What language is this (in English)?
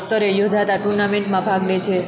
Gujarati